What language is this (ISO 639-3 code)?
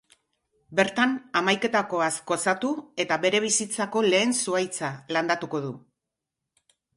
eus